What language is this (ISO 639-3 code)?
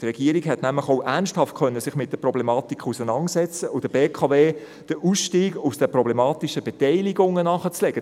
gsw